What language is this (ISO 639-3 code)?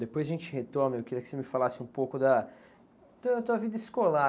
por